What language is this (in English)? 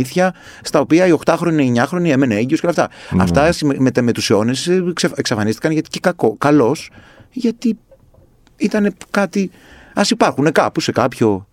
Greek